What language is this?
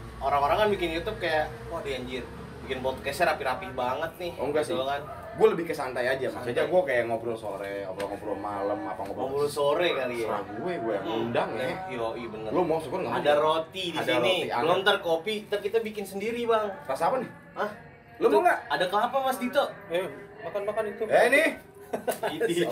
Indonesian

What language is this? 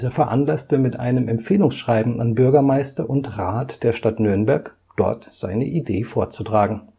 German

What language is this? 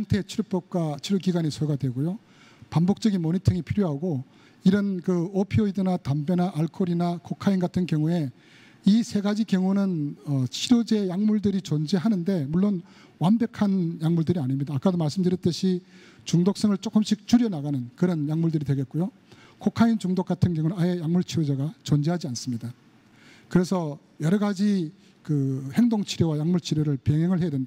Korean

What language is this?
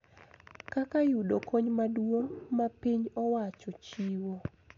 Luo (Kenya and Tanzania)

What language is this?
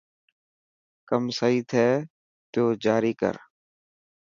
Dhatki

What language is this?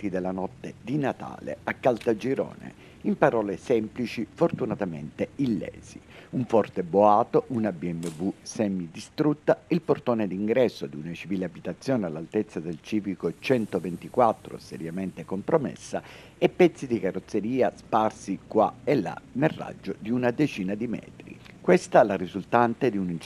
Italian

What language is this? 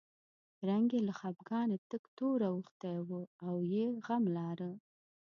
Pashto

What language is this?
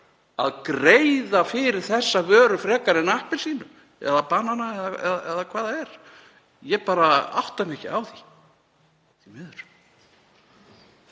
Icelandic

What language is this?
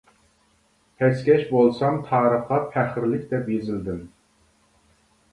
Uyghur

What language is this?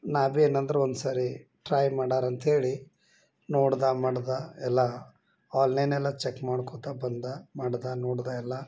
Kannada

